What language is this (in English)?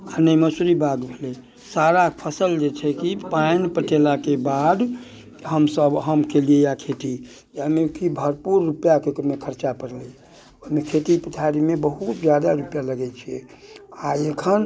Maithili